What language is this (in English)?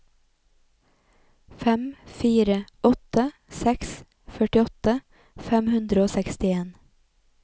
Norwegian